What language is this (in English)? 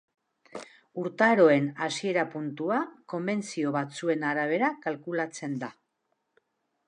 Basque